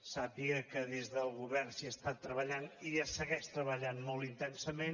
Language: Catalan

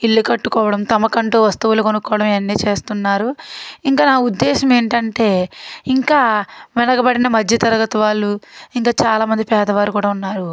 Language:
Telugu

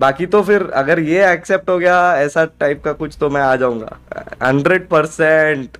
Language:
Hindi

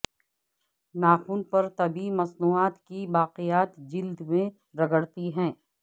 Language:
Urdu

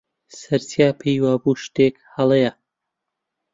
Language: Central Kurdish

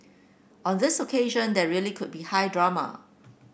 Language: English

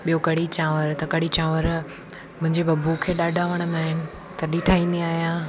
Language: Sindhi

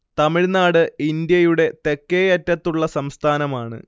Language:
Malayalam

